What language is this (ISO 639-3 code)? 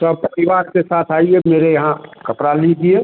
hin